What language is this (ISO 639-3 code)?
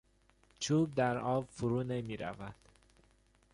fas